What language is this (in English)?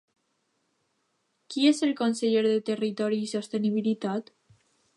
Catalan